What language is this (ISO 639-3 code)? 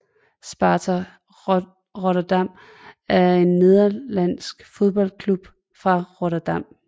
dan